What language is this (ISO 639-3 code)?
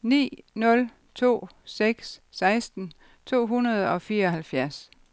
dan